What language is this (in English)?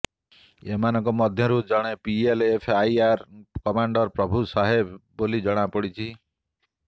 Odia